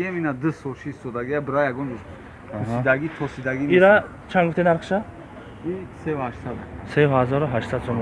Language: Turkish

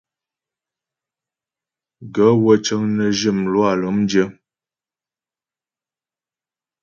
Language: Ghomala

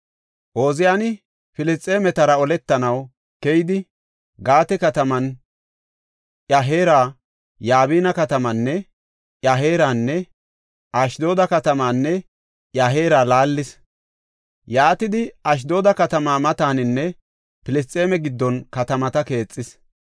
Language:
Gofa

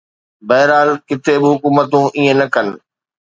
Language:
Sindhi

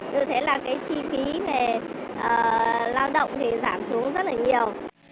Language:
Vietnamese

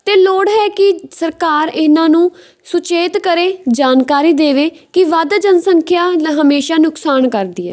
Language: Punjabi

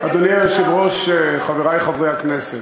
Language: Hebrew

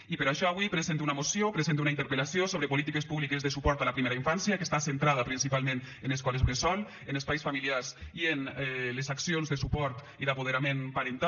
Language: Catalan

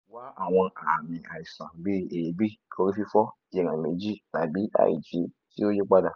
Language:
Yoruba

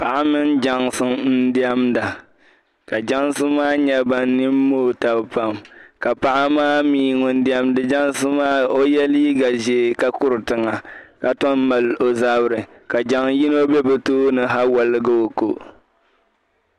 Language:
Dagbani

